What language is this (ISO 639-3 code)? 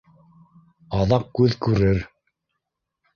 bak